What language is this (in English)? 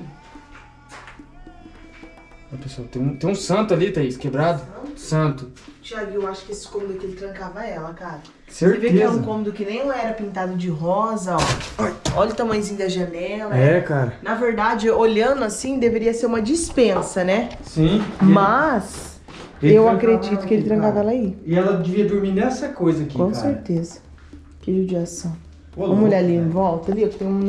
Portuguese